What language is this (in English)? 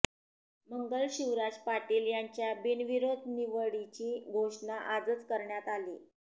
Marathi